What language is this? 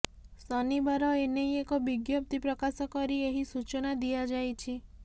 Odia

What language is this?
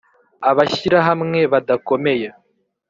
Kinyarwanda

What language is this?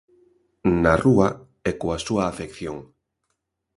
Galician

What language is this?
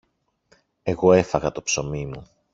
Greek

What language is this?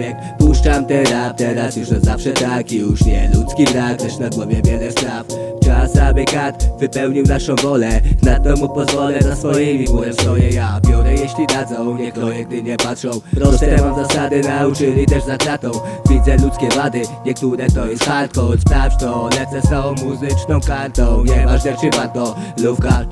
Polish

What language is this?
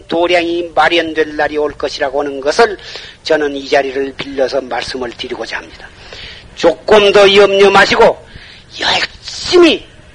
Korean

